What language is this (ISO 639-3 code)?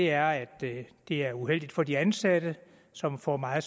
dan